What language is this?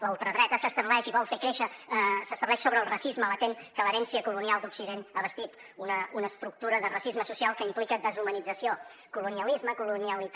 Catalan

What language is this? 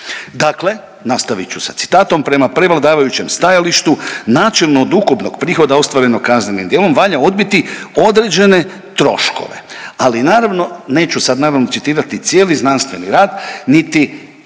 Croatian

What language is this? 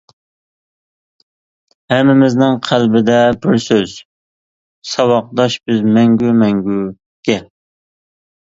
Uyghur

